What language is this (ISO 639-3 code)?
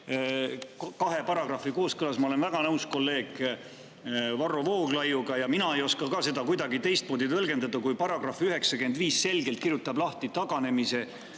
est